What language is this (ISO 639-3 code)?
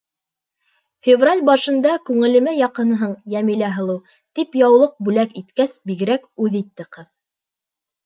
bak